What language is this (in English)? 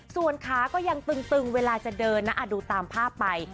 Thai